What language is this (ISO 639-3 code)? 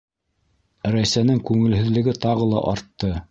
bak